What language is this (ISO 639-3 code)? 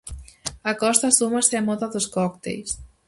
glg